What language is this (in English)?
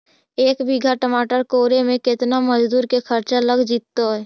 Magahi